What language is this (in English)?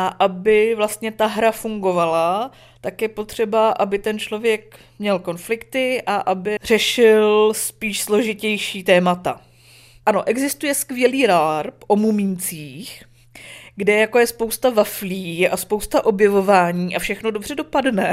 Czech